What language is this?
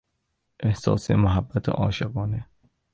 Persian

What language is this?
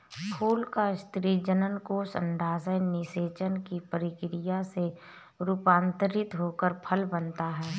Hindi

